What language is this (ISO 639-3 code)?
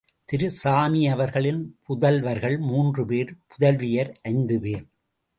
tam